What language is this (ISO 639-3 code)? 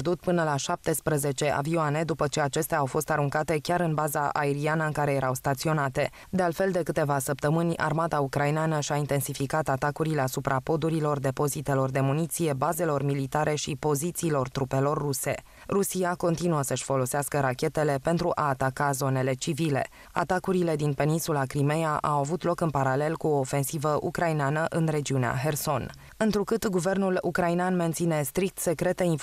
ron